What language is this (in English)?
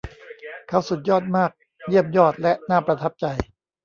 Thai